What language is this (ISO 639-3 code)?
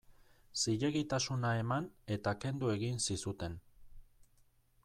eus